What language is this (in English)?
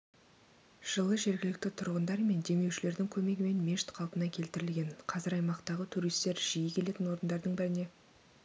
Kazakh